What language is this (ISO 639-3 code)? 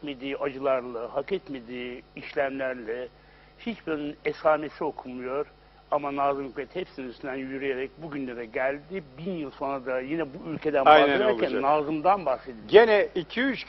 tur